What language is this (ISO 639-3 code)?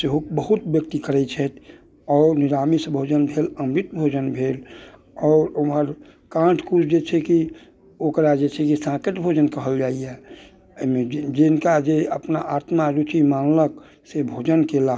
mai